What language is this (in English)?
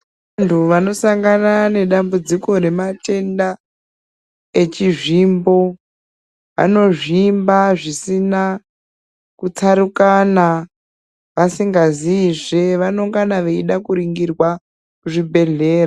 Ndau